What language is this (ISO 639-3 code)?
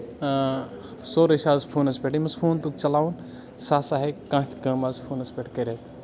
kas